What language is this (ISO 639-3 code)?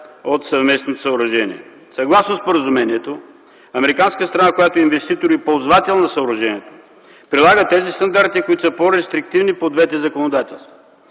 bul